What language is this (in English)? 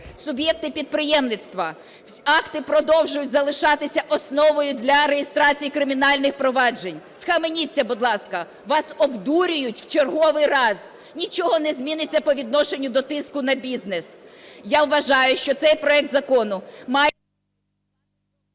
Ukrainian